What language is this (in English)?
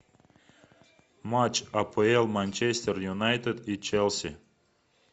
Russian